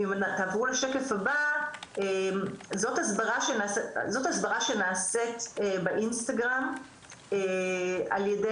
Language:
Hebrew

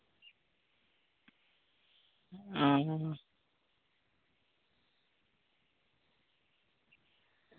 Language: Santali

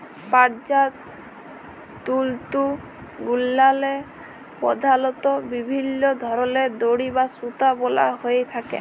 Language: Bangla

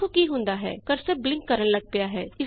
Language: Punjabi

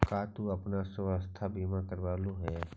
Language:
Magahi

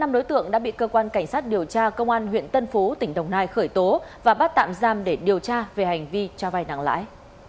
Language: Vietnamese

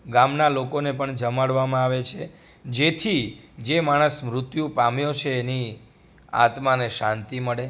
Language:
Gujarati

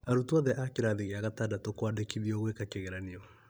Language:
Kikuyu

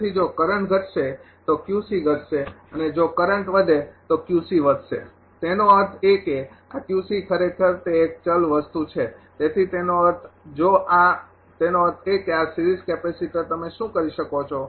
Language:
Gujarati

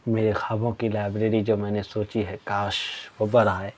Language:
Urdu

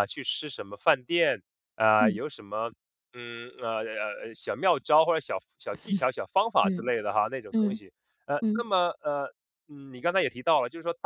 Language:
Chinese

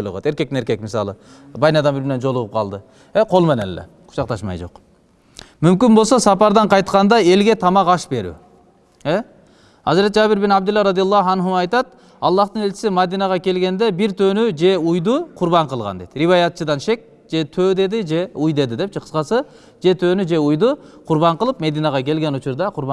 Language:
Turkish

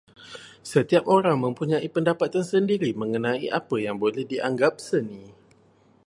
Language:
Malay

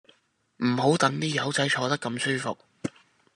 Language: Cantonese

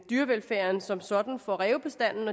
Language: Danish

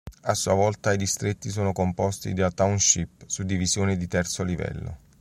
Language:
Italian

